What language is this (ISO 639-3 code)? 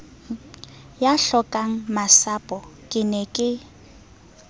sot